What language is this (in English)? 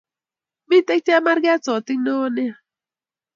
Kalenjin